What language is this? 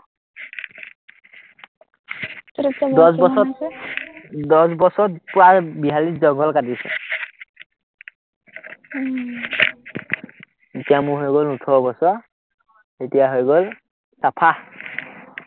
Assamese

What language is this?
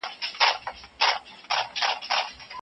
Pashto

